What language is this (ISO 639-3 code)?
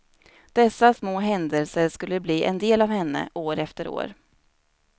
swe